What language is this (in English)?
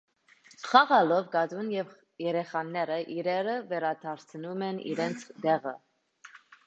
Armenian